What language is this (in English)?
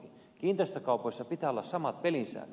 Finnish